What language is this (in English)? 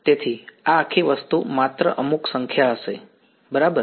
Gujarati